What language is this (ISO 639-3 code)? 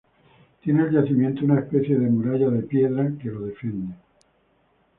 spa